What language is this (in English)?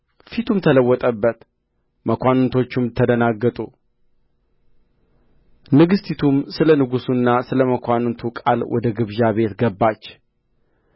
Amharic